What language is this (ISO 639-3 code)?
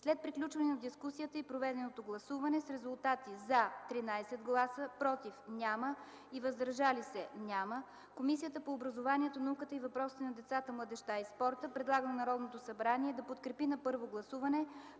bul